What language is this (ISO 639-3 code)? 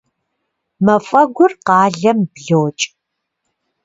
kbd